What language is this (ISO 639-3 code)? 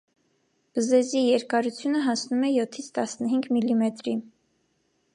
hye